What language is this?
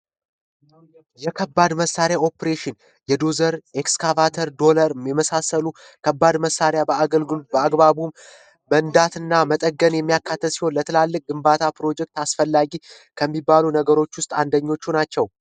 Amharic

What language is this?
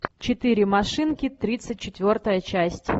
Russian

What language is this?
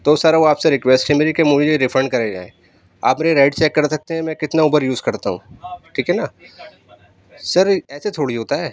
Urdu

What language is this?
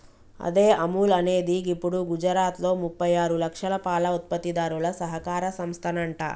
Telugu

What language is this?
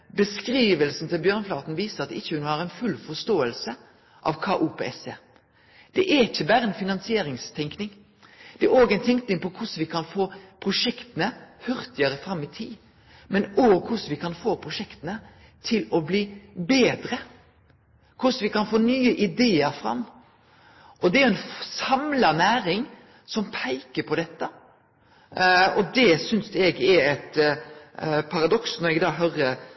Norwegian Nynorsk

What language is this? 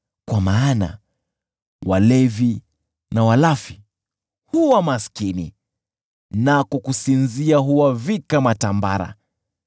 Swahili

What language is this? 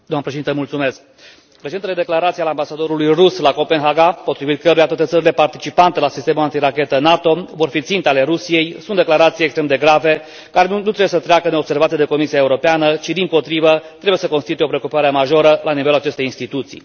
Romanian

